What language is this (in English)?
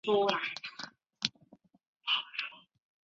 Chinese